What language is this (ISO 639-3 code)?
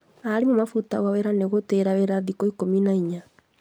kik